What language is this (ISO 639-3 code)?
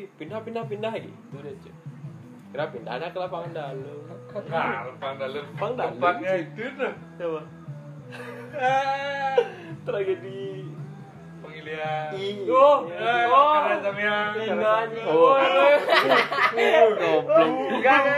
ind